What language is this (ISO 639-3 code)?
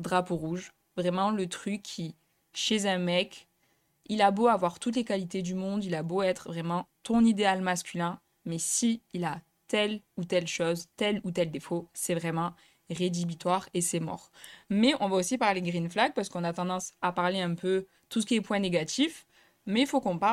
fra